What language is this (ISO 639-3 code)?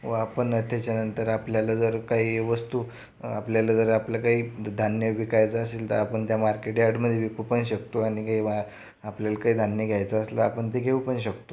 mar